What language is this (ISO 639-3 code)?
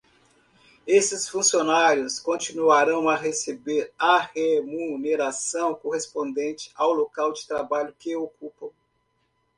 por